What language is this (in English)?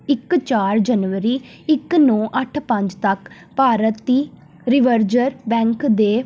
Punjabi